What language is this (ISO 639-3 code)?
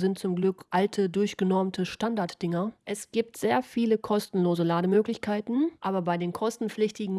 deu